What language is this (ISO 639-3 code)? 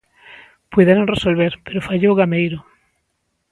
glg